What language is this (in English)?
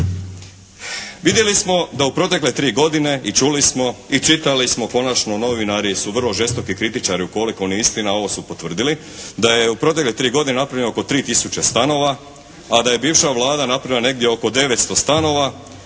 Croatian